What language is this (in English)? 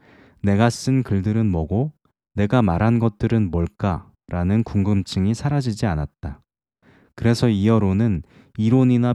Korean